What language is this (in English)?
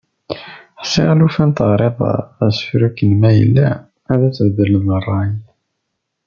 Kabyle